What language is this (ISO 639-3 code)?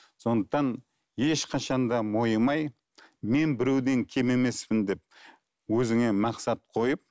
kaz